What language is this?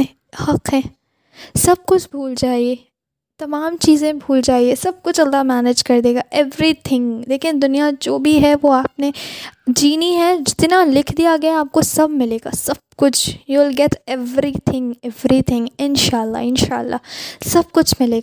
Urdu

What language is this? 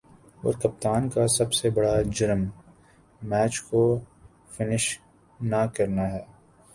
Urdu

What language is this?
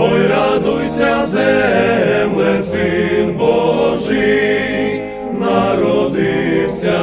Ukrainian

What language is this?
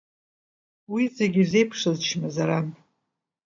Abkhazian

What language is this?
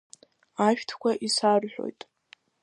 Abkhazian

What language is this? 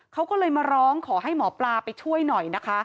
Thai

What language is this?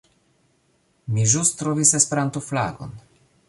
Esperanto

